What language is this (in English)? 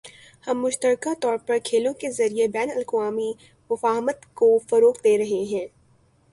Urdu